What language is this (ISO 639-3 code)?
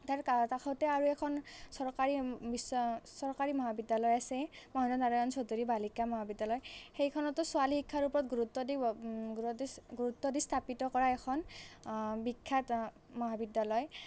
asm